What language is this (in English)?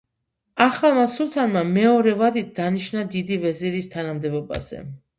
Georgian